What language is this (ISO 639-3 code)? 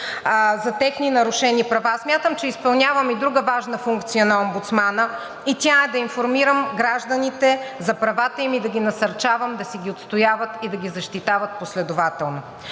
bul